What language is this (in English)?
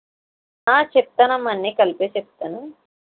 Telugu